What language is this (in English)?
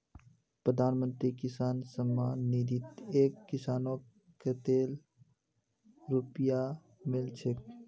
Magahi